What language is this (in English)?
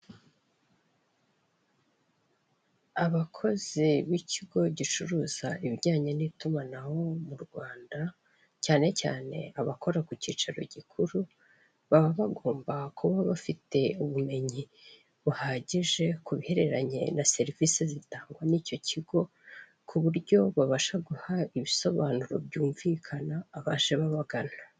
Kinyarwanda